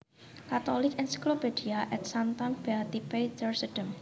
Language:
Javanese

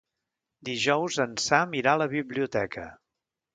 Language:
Catalan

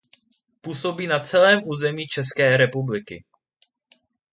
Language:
Czech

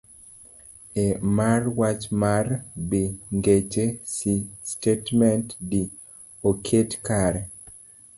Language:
Luo (Kenya and Tanzania)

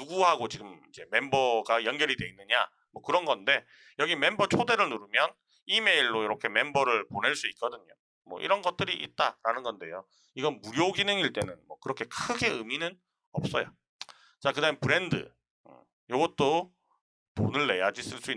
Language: Korean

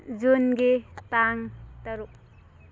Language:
Manipuri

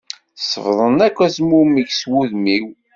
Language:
Kabyle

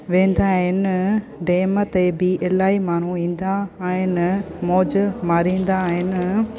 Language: Sindhi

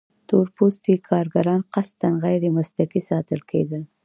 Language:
Pashto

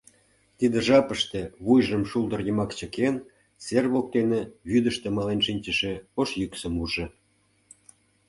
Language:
Mari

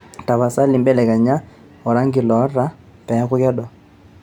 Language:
Masai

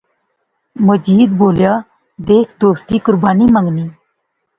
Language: Pahari-Potwari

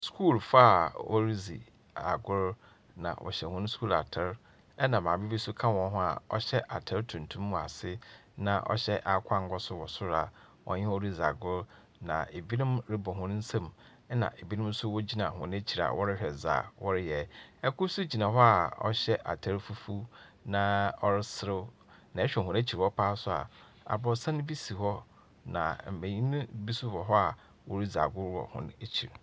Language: Akan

